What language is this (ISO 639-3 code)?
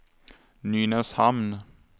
swe